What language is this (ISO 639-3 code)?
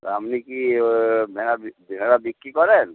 ben